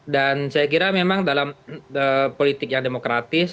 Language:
Indonesian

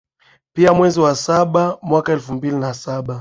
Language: Swahili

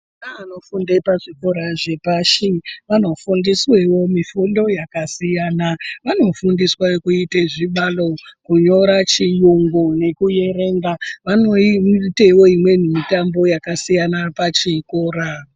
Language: Ndau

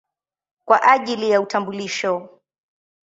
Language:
Swahili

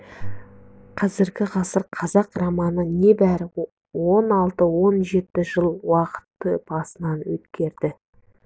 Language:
Kazakh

